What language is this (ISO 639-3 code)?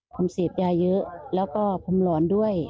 tha